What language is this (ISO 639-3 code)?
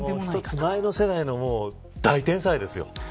jpn